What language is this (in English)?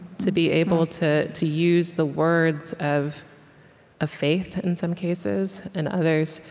English